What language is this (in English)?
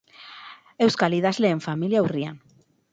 Basque